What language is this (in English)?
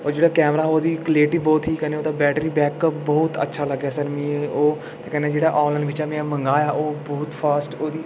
Dogri